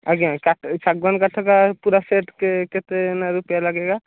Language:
Odia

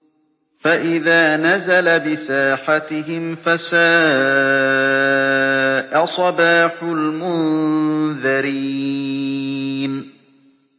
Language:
Arabic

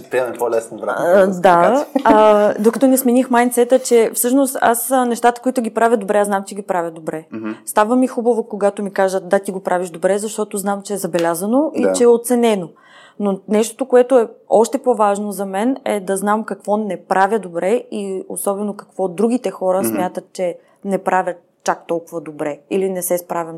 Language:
Bulgarian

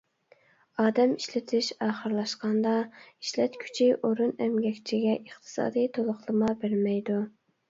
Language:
Uyghur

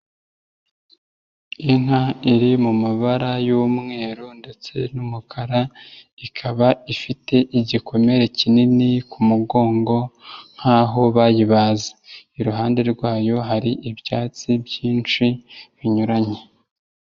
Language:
Kinyarwanda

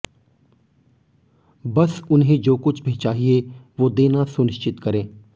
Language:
Hindi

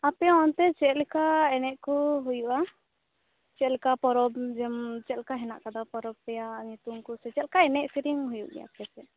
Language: Santali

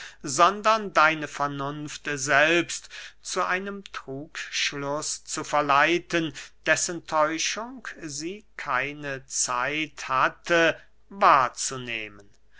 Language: German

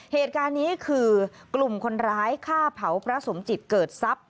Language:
Thai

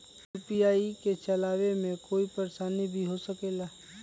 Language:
Magahi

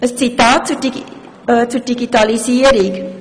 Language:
Swiss German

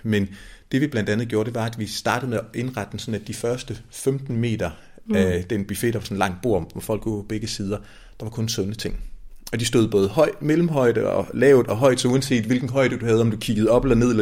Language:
Danish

